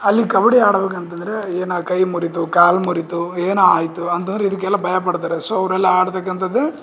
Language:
Kannada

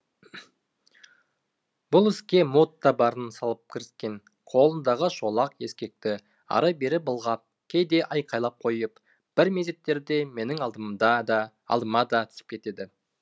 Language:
Kazakh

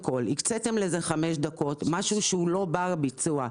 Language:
Hebrew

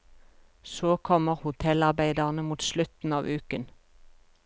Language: Norwegian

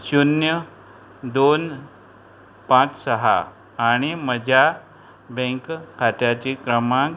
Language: Konkani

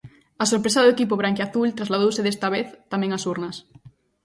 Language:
Galician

